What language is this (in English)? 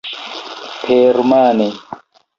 Esperanto